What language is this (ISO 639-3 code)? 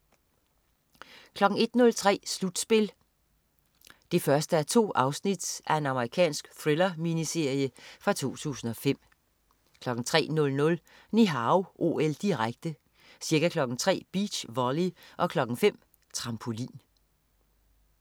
dan